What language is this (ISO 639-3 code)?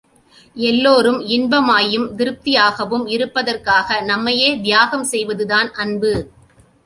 tam